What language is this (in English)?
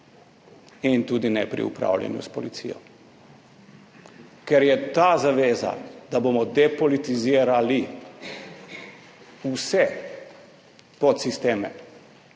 Slovenian